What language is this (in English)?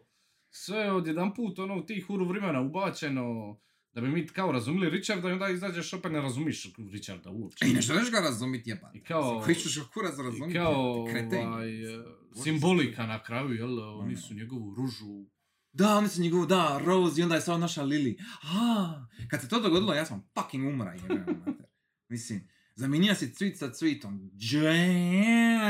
Croatian